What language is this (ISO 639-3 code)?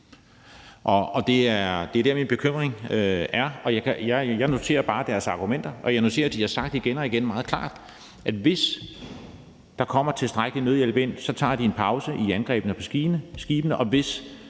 dan